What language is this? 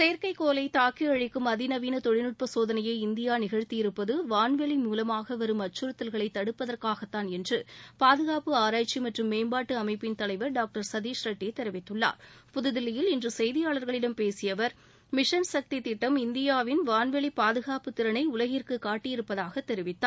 Tamil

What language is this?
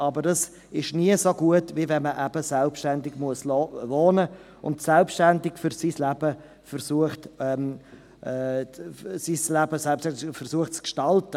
Swiss German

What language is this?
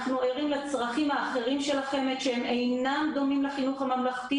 Hebrew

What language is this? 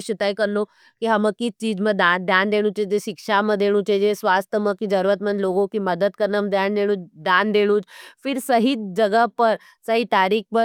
Nimadi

